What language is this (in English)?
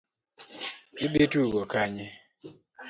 Luo (Kenya and Tanzania)